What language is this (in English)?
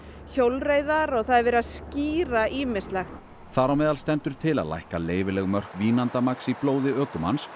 Icelandic